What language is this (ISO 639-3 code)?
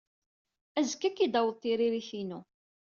kab